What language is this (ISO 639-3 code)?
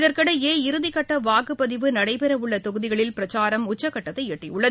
tam